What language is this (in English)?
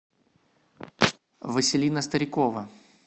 Russian